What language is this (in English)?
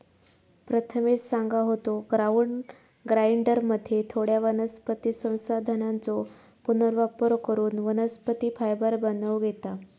Marathi